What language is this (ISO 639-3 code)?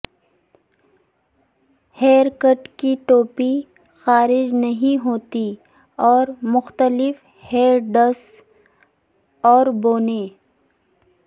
urd